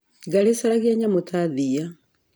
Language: Kikuyu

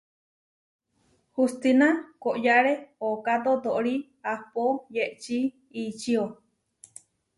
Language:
Huarijio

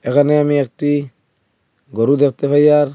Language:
Bangla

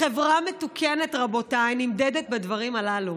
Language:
Hebrew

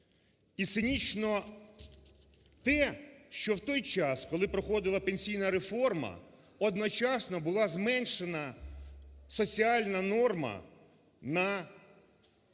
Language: Ukrainian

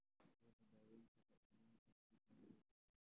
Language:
Somali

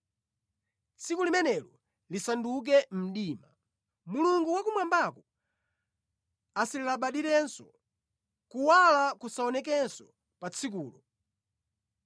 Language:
Nyanja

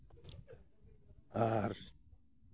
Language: Santali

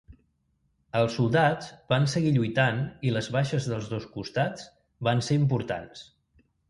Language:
Catalan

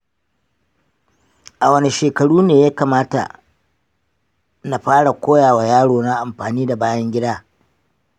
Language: Hausa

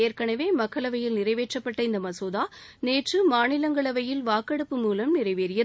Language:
Tamil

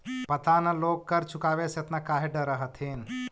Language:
Magahi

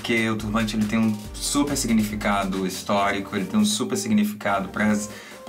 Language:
Portuguese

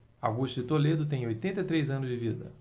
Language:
Portuguese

